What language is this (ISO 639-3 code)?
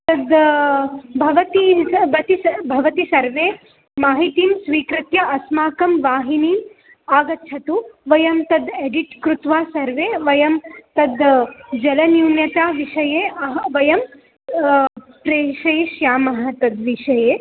san